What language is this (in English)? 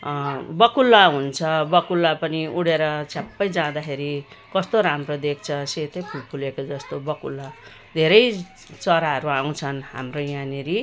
Nepali